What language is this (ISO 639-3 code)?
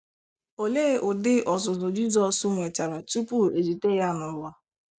ibo